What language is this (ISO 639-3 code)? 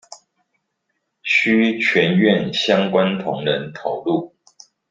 zho